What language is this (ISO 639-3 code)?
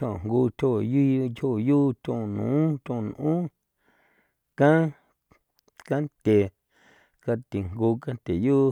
pow